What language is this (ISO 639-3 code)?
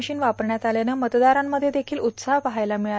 mar